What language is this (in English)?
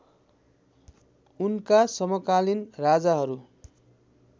Nepali